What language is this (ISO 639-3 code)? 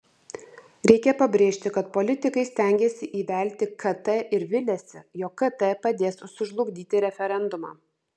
lit